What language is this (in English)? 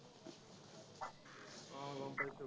Assamese